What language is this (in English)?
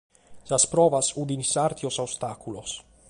Sardinian